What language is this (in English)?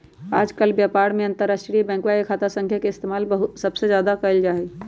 Magahi